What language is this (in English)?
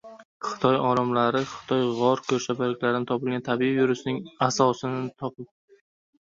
Uzbek